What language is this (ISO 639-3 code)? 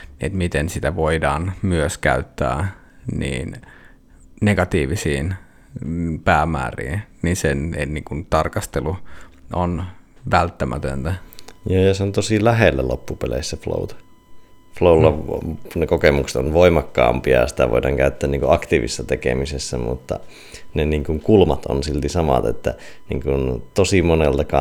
fin